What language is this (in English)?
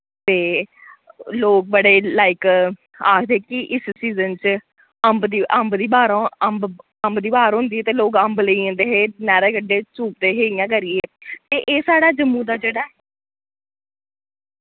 Dogri